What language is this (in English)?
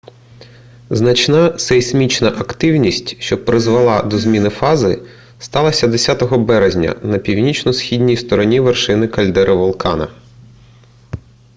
Ukrainian